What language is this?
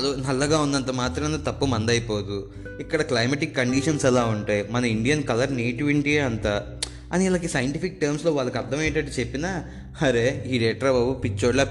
Telugu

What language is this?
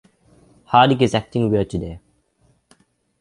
English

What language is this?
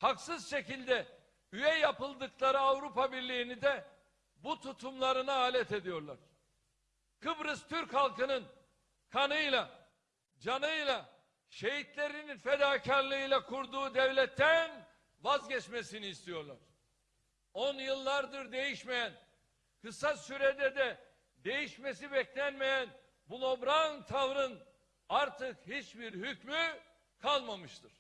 Turkish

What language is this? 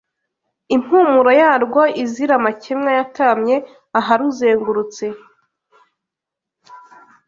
Kinyarwanda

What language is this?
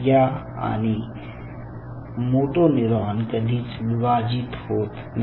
Marathi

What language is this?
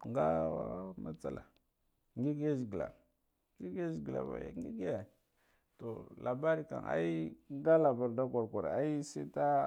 Guduf-Gava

